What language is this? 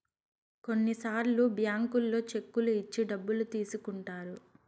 Telugu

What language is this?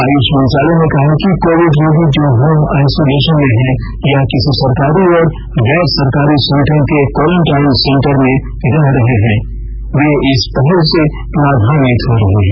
Hindi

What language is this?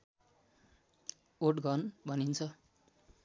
Nepali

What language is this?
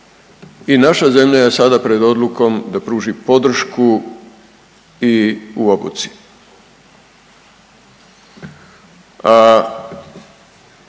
Croatian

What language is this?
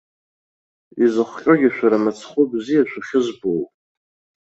Abkhazian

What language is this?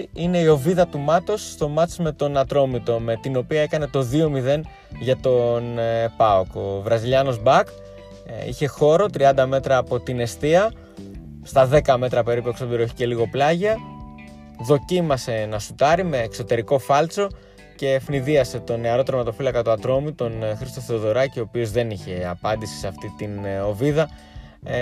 Greek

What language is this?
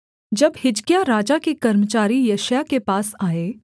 Hindi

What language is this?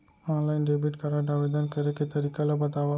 Chhattisgarhi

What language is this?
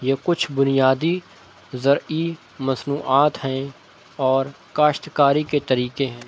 Urdu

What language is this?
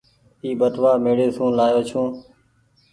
Goaria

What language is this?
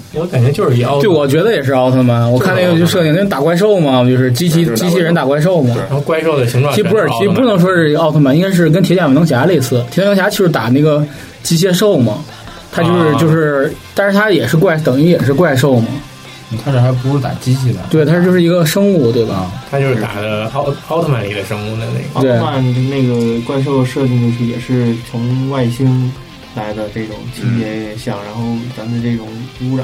Chinese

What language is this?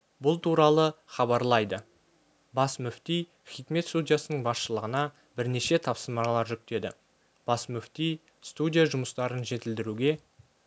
Kazakh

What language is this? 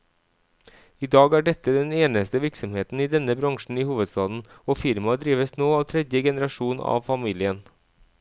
Norwegian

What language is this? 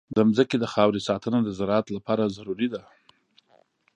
Pashto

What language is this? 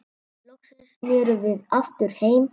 Icelandic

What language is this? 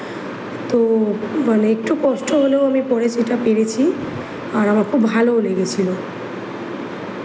Bangla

